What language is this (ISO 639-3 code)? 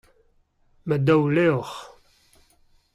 bre